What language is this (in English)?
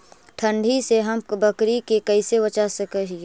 Magahi